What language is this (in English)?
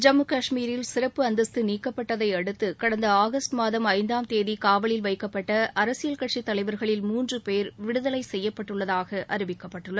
Tamil